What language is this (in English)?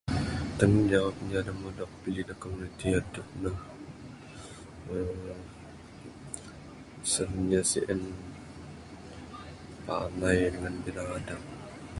Bukar-Sadung Bidayuh